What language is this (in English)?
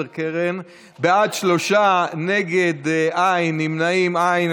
Hebrew